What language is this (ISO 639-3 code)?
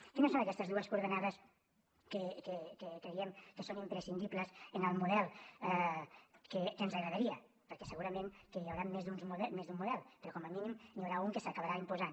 cat